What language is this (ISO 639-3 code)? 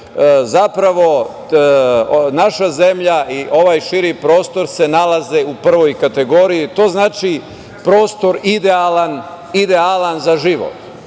srp